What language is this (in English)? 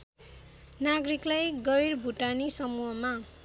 Nepali